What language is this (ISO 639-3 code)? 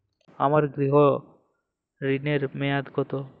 ben